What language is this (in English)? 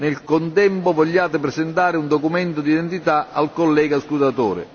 Italian